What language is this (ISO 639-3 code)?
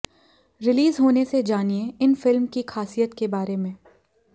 hin